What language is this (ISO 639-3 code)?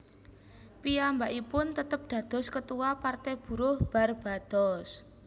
jav